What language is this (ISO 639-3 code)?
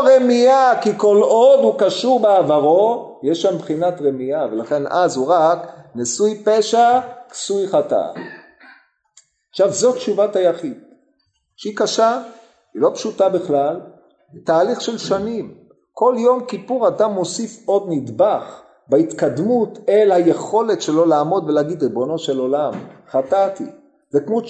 heb